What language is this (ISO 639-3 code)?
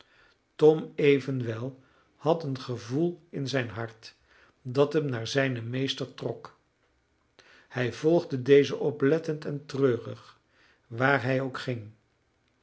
nld